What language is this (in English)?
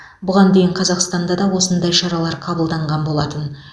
Kazakh